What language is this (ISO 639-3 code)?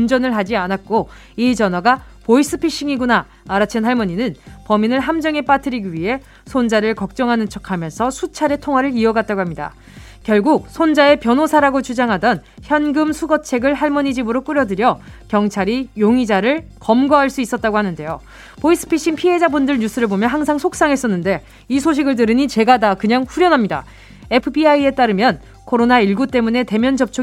kor